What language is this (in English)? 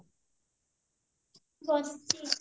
Odia